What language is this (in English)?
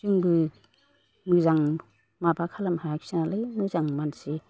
Bodo